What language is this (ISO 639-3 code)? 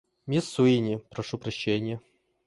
rus